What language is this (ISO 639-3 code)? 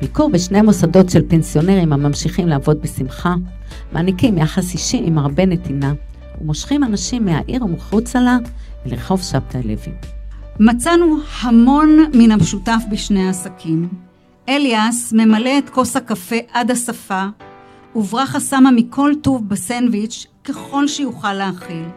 heb